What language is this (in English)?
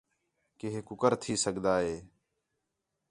Khetrani